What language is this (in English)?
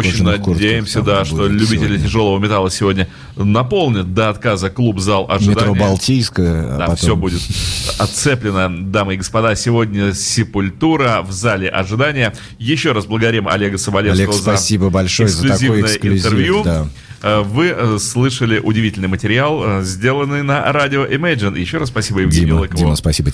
Russian